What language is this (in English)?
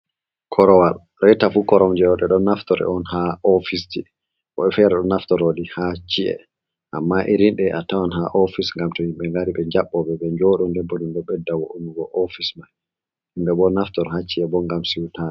Fula